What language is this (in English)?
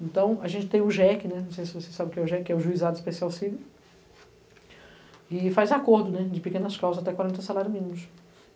Portuguese